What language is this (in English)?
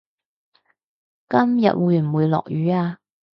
Cantonese